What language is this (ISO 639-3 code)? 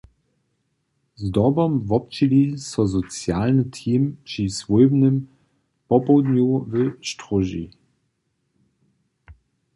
hsb